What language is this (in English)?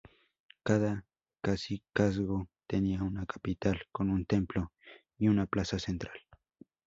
Spanish